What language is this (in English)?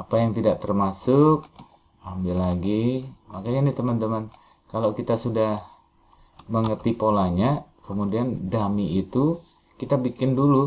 Indonesian